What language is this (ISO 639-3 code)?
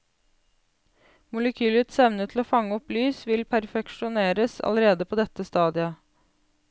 nor